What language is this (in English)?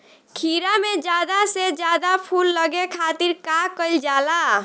Bhojpuri